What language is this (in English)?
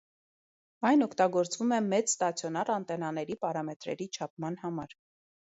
Armenian